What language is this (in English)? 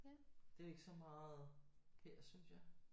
Danish